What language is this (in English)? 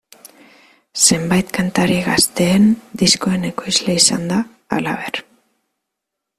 Basque